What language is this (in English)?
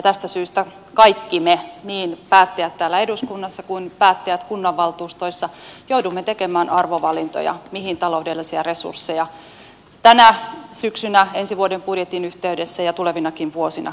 Finnish